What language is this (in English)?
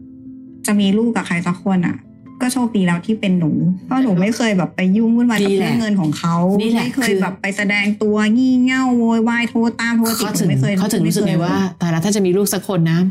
Thai